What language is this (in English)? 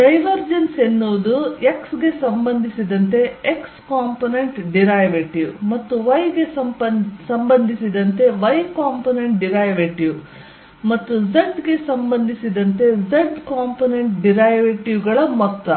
Kannada